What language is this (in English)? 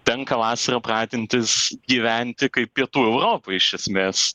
Lithuanian